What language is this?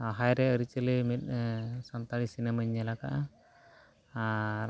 Santali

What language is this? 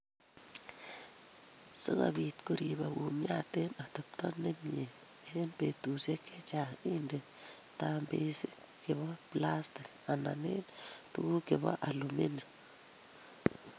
Kalenjin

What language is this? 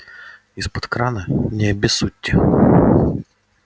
Russian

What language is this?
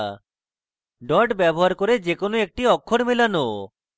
Bangla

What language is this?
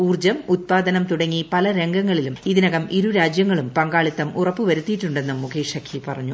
Malayalam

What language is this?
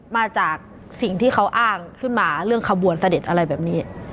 Thai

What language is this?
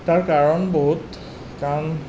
Assamese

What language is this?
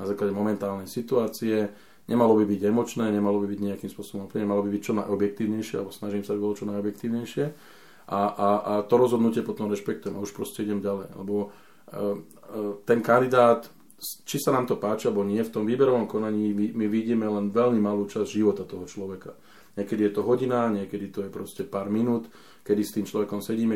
Slovak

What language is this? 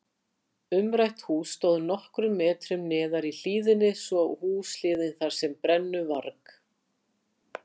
Icelandic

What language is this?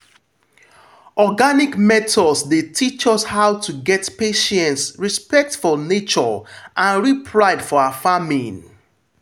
Nigerian Pidgin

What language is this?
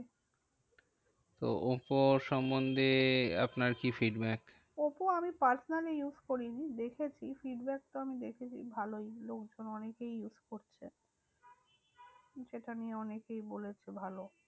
Bangla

